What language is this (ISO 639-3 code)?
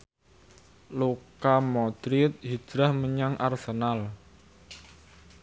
jav